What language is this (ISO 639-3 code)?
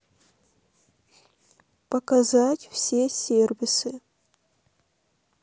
rus